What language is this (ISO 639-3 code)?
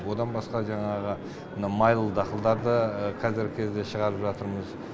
kaz